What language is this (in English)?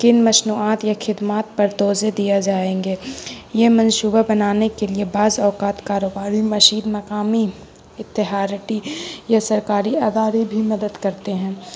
Urdu